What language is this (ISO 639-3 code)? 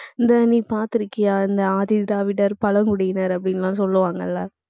tam